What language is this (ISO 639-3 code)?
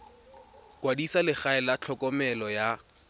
tsn